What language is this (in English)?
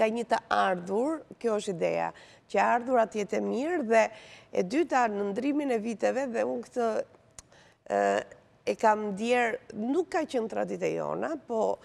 Romanian